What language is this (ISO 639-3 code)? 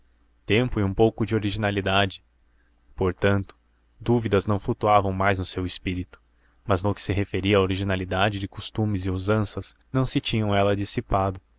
por